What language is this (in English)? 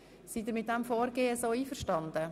Swiss German